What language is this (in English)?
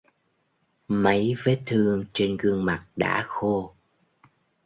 Vietnamese